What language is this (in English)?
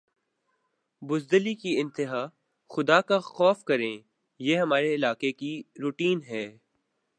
Urdu